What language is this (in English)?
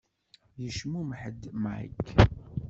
Kabyle